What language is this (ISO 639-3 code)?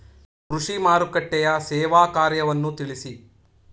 kan